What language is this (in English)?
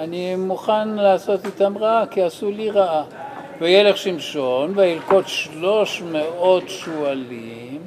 Hebrew